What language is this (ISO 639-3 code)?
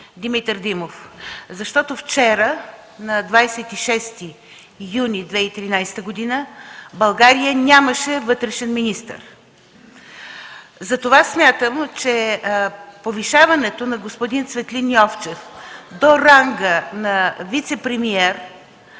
bul